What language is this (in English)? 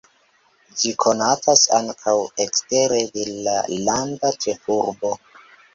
Esperanto